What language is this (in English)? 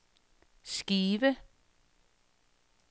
Danish